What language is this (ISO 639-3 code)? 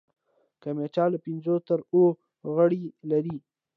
pus